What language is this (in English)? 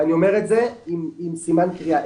Hebrew